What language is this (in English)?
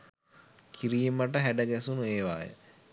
Sinhala